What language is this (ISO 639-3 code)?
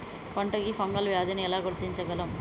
tel